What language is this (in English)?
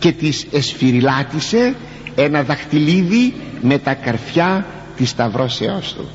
Greek